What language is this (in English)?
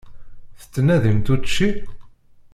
Kabyle